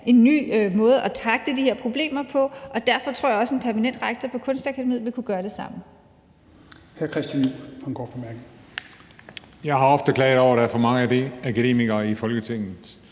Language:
Danish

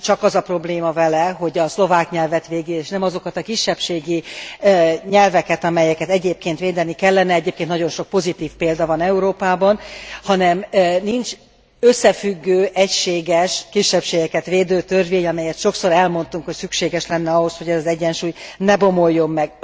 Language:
Hungarian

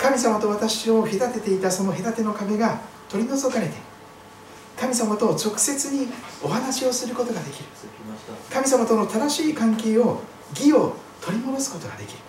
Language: Japanese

